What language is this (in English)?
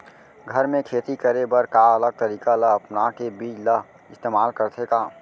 Chhattisgarhi